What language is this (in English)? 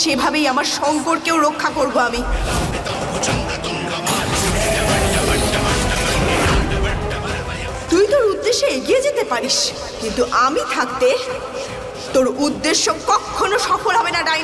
Arabic